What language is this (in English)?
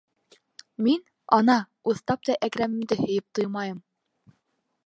Bashkir